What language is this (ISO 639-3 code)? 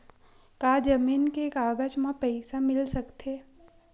hne